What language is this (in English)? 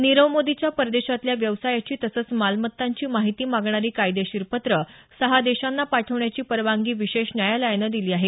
Marathi